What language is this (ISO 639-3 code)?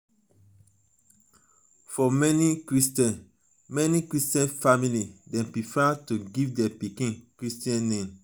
pcm